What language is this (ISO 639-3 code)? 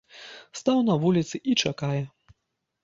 bel